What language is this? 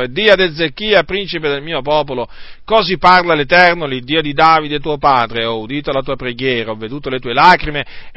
Italian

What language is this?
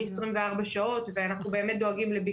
Hebrew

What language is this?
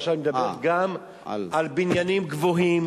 Hebrew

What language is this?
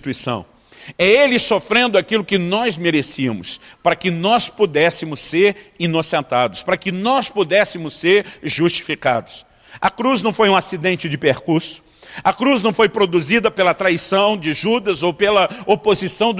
Portuguese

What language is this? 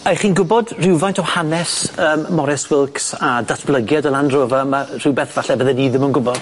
Welsh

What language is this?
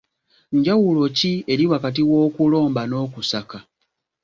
Ganda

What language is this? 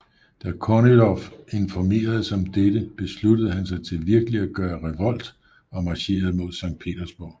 Danish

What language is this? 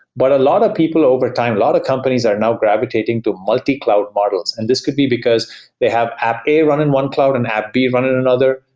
English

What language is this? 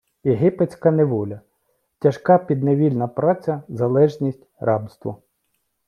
Ukrainian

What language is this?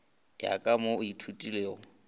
Northern Sotho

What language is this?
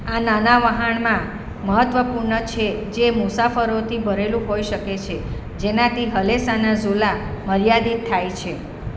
Gujarati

